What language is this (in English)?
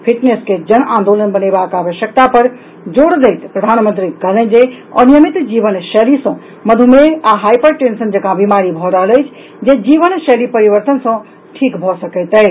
Maithili